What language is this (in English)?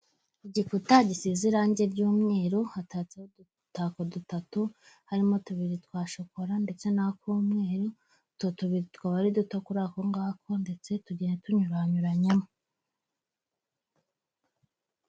Kinyarwanda